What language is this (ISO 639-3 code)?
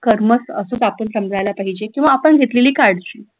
mar